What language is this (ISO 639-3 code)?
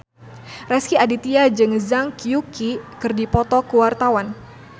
sun